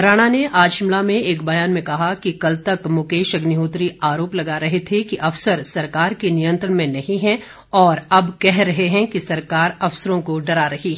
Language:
Hindi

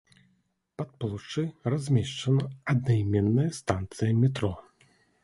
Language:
Belarusian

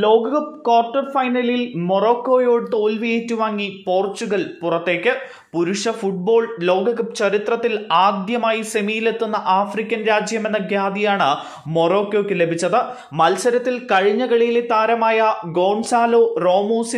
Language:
Hindi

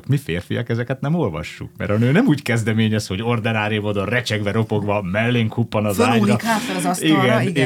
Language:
Hungarian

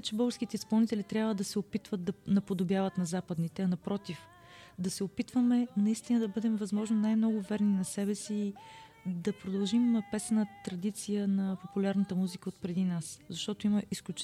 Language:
Bulgarian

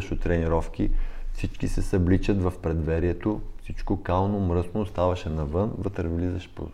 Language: Bulgarian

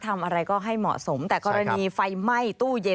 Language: Thai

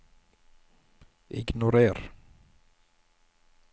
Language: Norwegian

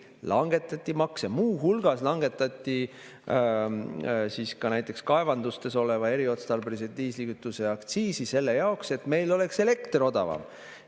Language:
Estonian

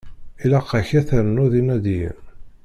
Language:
Kabyle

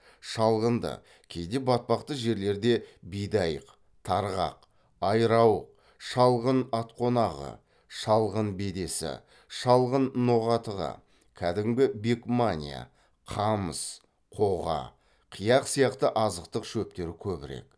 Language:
Kazakh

